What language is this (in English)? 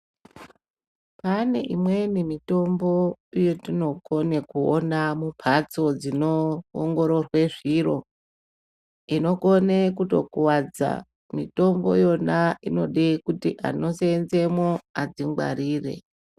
Ndau